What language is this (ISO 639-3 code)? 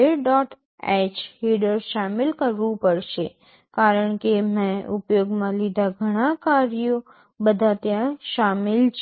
guj